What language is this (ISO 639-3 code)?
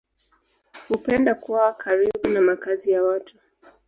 swa